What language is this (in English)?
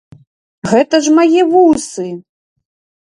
Belarusian